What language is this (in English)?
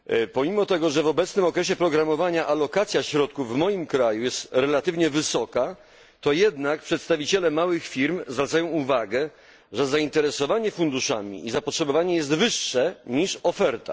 Polish